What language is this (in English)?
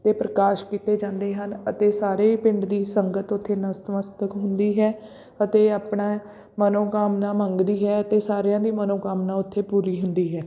Punjabi